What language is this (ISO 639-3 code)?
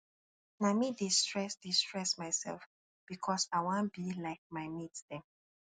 pcm